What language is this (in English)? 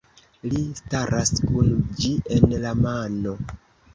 Esperanto